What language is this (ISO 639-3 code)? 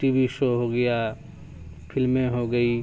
urd